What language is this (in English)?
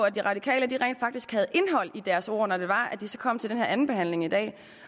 Danish